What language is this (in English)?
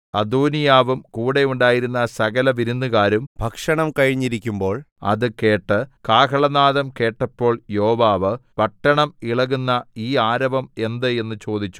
Malayalam